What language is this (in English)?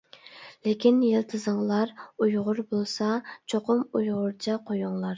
Uyghur